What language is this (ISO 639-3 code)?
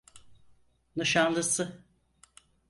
tur